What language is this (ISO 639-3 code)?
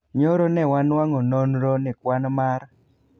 luo